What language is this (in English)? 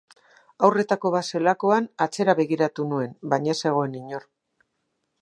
Basque